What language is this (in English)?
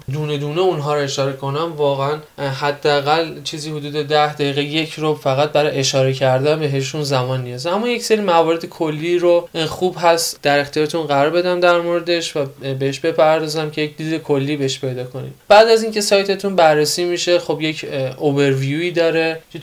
Persian